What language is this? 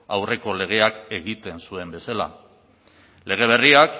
Basque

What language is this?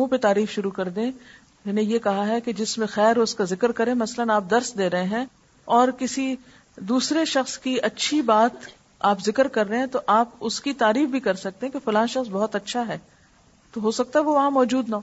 Urdu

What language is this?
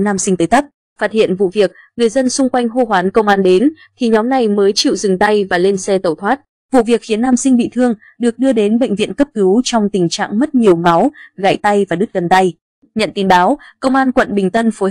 Vietnamese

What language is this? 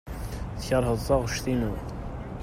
Kabyle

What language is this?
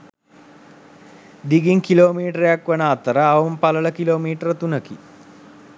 Sinhala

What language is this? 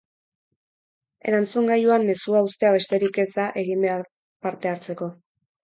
Basque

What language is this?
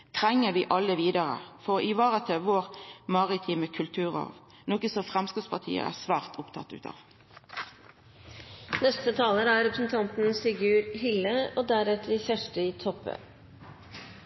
Norwegian Nynorsk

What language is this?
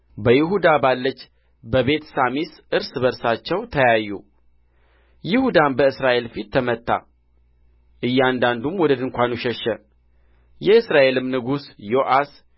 Amharic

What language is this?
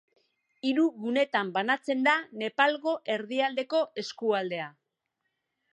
Basque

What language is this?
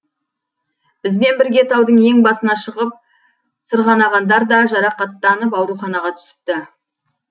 Kazakh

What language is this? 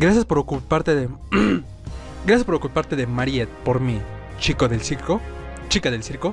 Spanish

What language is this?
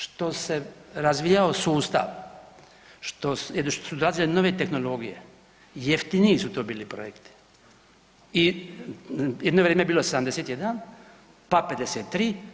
Croatian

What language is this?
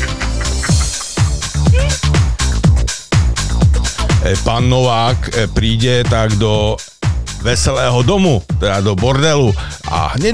Slovak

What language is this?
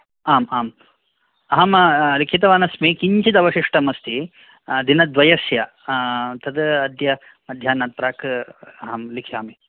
Sanskrit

